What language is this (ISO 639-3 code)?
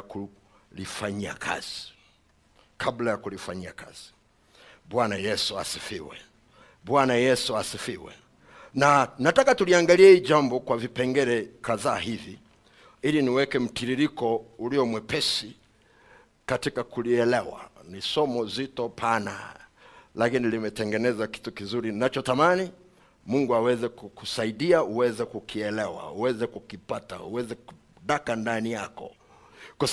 swa